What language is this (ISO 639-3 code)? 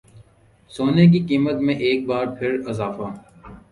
urd